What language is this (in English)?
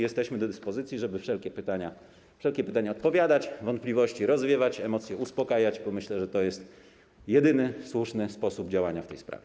Polish